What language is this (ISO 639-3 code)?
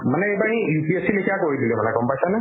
asm